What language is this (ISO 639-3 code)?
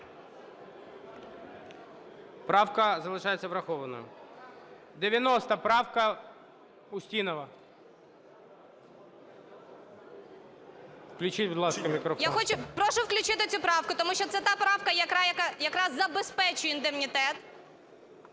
ukr